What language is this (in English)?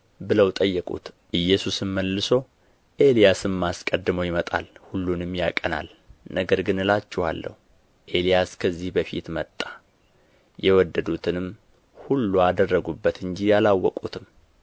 Amharic